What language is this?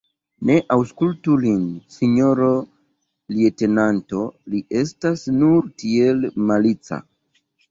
Esperanto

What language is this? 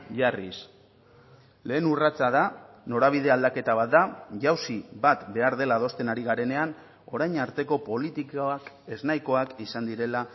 Basque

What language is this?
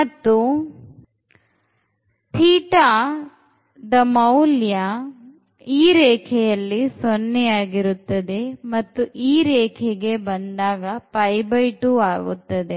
Kannada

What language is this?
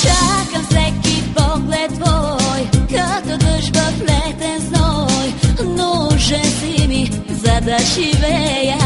Bulgarian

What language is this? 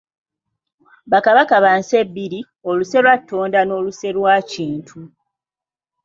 Ganda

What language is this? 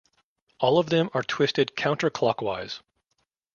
English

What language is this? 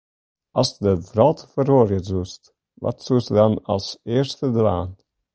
Western Frisian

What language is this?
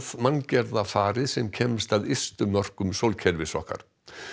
Icelandic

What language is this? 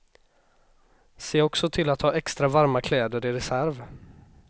Swedish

